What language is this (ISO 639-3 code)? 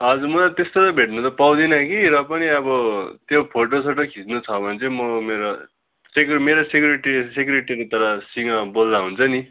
nep